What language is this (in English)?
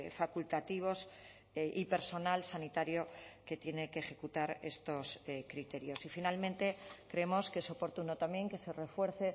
Spanish